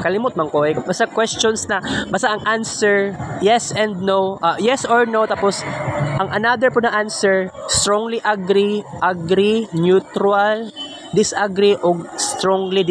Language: Filipino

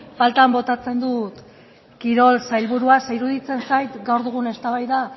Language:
Basque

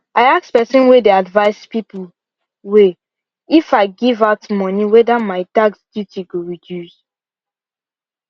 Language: Nigerian Pidgin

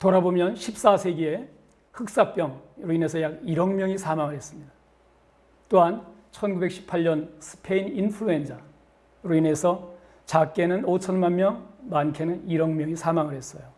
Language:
Korean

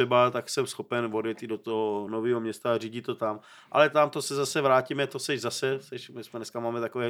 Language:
Czech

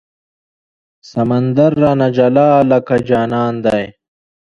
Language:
Pashto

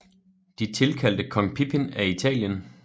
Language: Danish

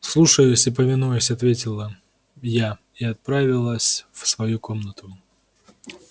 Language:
Russian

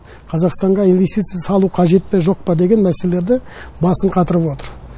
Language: Kazakh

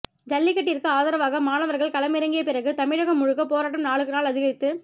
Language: Tamil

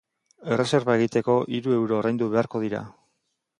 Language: Basque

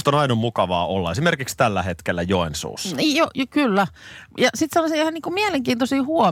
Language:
Finnish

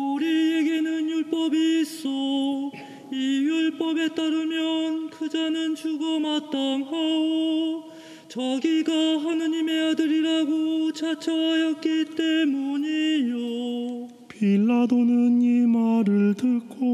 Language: Korean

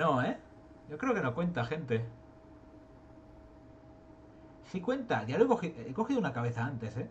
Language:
Spanish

